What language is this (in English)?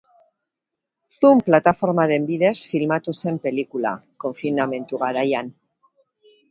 Basque